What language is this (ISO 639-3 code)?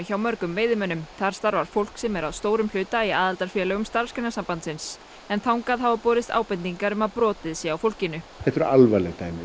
isl